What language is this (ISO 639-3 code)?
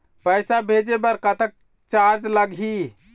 hne